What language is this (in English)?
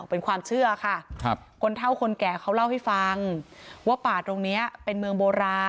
Thai